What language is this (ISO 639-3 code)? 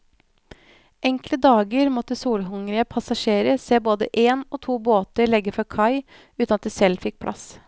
nor